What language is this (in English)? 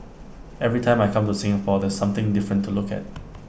English